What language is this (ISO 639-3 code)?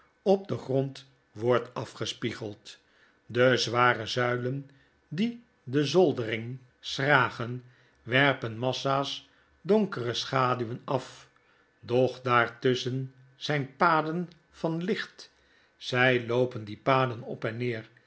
nld